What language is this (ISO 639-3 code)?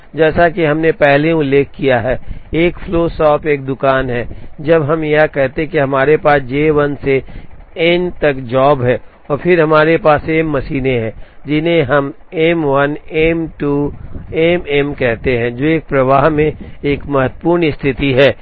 hin